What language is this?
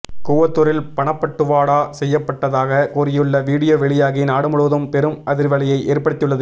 Tamil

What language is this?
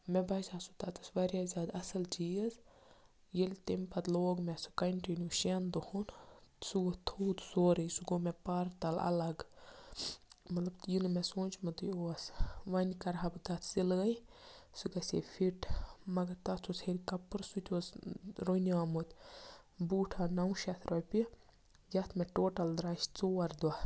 Kashmiri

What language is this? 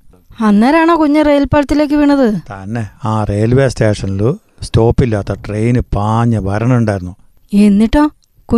Malayalam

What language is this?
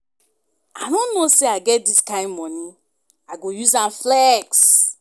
Nigerian Pidgin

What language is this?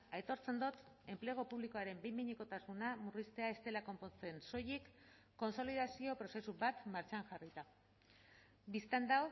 Basque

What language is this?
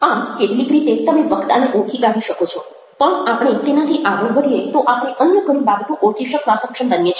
Gujarati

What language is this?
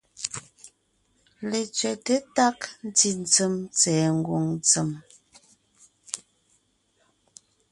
Ngiemboon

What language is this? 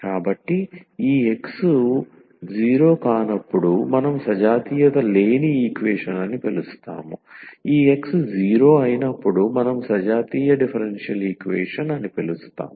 Telugu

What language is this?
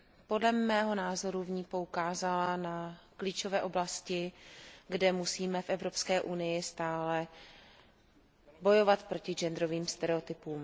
Czech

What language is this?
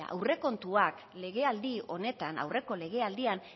Basque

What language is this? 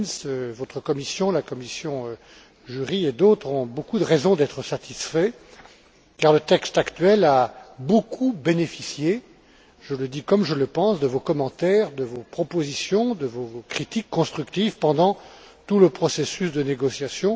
French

